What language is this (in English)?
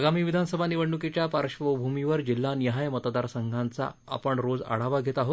Marathi